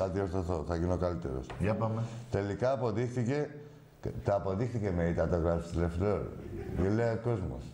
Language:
Greek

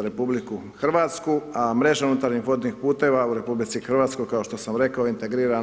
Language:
Croatian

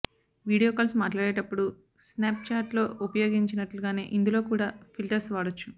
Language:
Telugu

